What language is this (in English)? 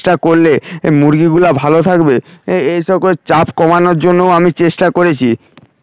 Bangla